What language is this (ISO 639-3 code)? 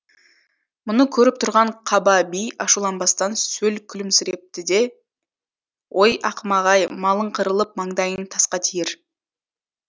kaz